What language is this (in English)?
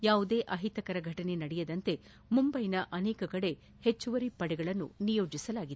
Kannada